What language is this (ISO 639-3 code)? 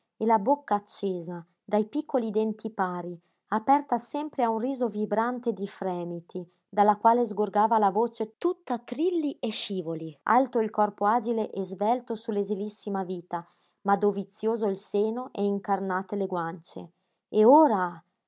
ita